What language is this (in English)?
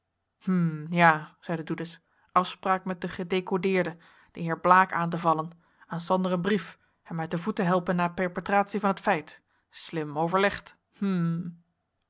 Dutch